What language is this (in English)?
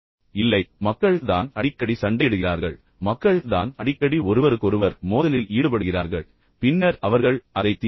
Tamil